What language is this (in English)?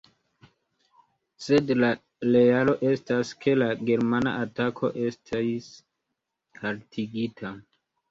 Esperanto